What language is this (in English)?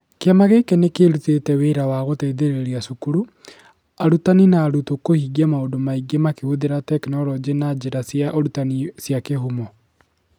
Kikuyu